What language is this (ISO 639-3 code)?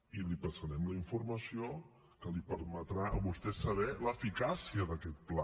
cat